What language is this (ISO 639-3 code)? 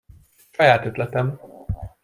hun